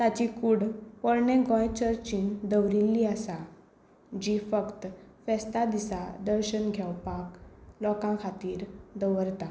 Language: Konkani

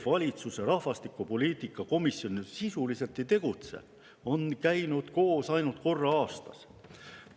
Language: Estonian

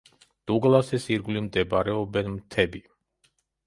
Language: Georgian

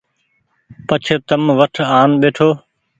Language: Goaria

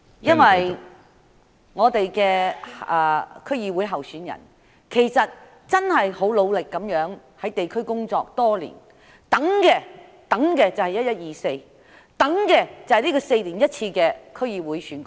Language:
Cantonese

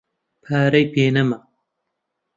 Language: Central Kurdish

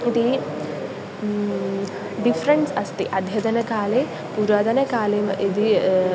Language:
Sanskrit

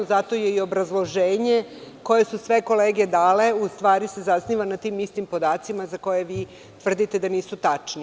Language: Serbian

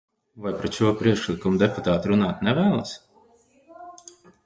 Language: Latvian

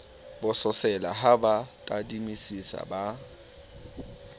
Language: Southern Sotho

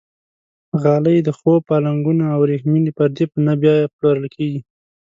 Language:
Pashto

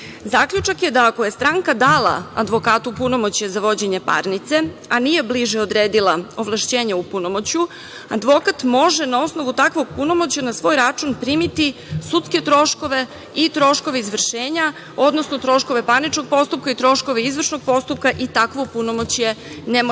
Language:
Serbian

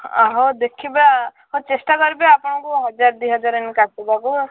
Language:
Odia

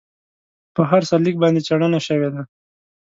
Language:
Pashto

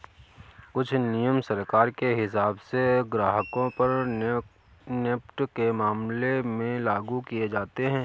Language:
Hindi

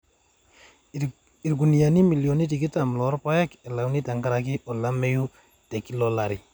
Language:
Masai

